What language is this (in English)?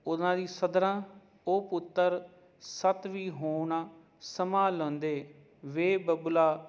Punjabi